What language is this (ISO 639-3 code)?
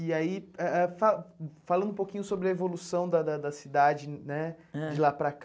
por